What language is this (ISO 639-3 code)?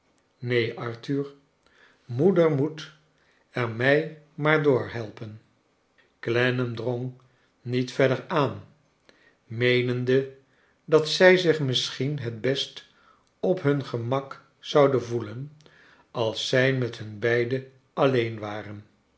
nld